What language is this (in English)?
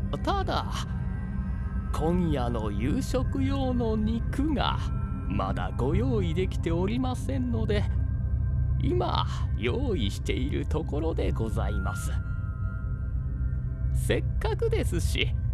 Japanese